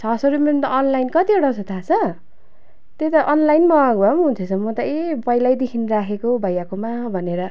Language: Nepali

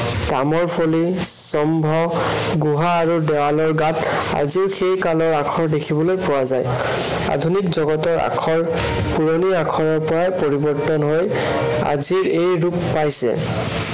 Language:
Assamese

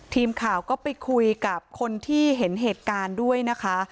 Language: Thai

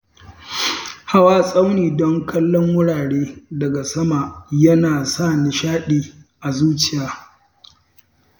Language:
Hausa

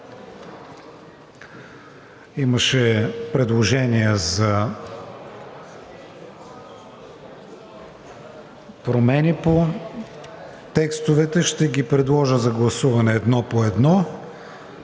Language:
Bulgarian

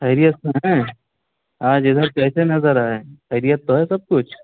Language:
Urdu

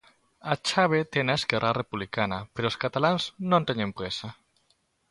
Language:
Galician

